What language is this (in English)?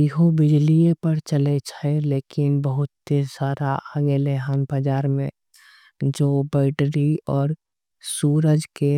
Angika